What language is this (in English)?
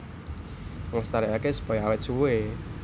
Javanese